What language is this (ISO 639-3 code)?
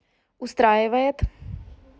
rus